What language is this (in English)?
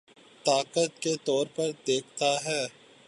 Urdu